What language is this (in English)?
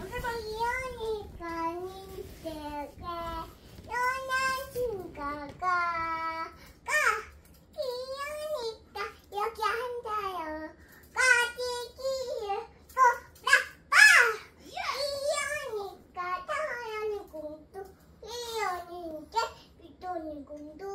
Korean